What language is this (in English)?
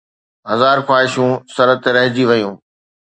Sindhi